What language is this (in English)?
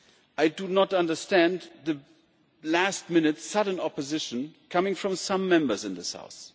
English